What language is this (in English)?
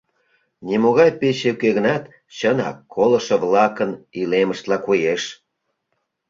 Mari